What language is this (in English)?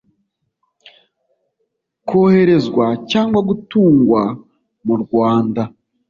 Kinyarwanda